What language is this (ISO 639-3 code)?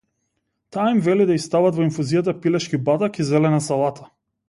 mkd